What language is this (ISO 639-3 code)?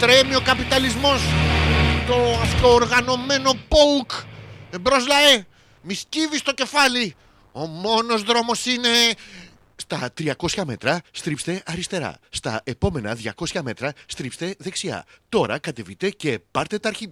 ell